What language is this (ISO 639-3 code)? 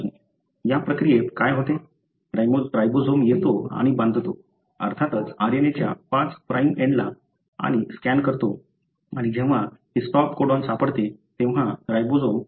mar